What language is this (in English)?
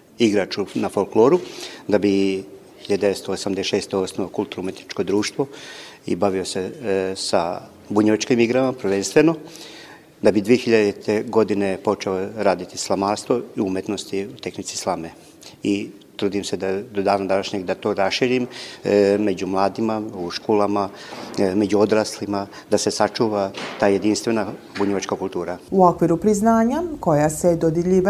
Croatian